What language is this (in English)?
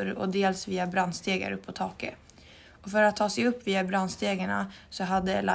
Swedish